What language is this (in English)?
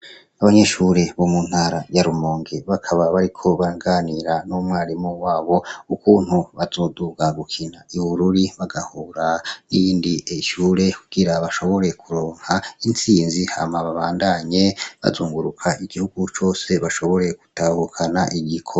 Rundi